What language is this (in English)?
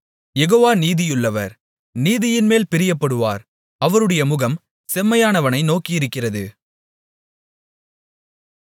Tamil